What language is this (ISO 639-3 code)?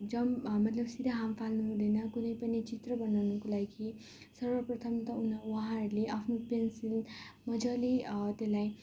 nep